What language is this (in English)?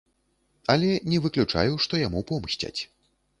Belarusian